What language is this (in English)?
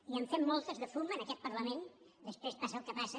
Catalan